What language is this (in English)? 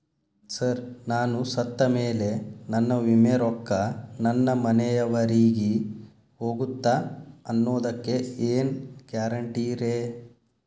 Kannada